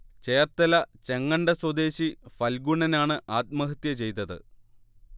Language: Malayalam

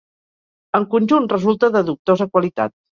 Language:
Catalan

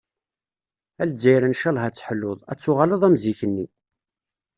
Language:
Kabyle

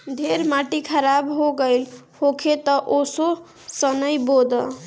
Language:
Bhojpuri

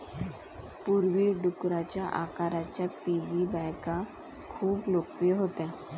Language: Marathi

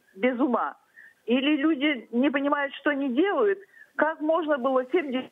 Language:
Ukrainian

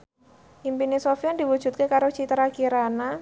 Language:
Javanese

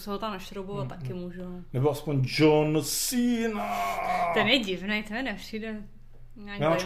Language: Czech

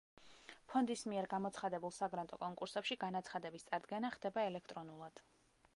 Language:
Georgian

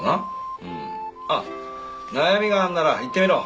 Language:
Japanese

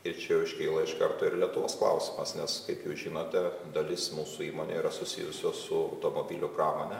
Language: Lithuanian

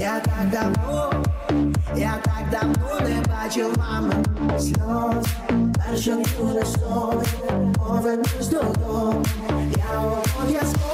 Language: Ukrainian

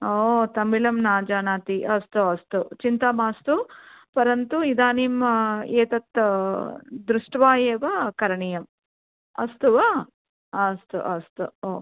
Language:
Sanskrit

